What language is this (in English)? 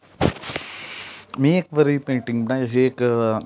Dogri